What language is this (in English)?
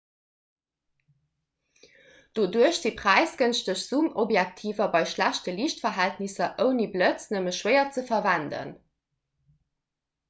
Luxembourgish